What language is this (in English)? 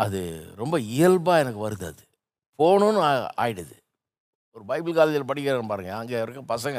Tamil